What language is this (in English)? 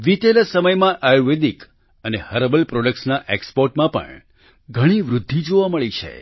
Gujarati